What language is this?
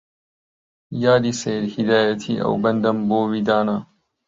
Central Kurdish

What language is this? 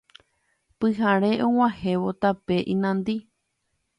Guarani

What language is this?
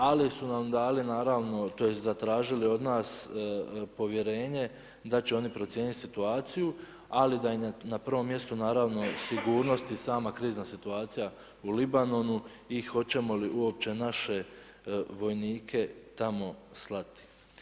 Croatian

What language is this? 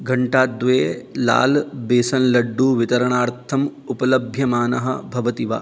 Sanskrit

